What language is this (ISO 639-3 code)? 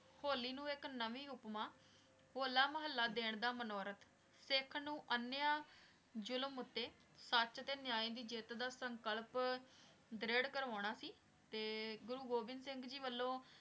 pan